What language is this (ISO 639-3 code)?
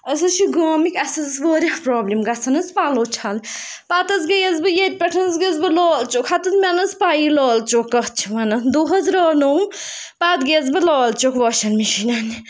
kas